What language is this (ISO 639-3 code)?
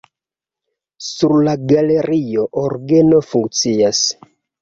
epo